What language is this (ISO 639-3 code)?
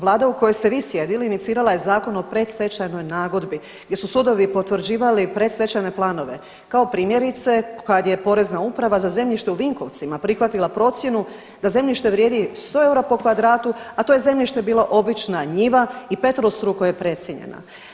hrv